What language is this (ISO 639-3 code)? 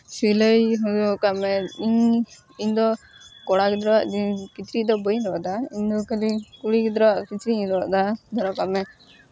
sat